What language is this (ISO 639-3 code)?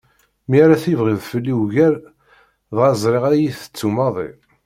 kab